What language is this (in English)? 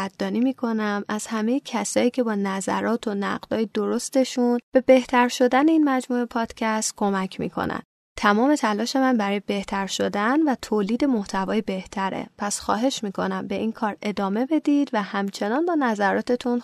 Persian